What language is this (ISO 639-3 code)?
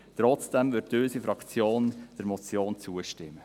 gsw